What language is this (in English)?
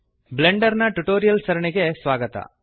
Kannada